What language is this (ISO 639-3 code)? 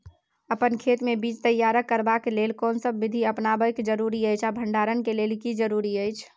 mai